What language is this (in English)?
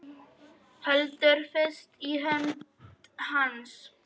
Icelandic